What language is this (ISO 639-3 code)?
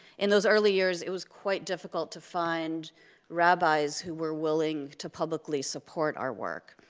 eng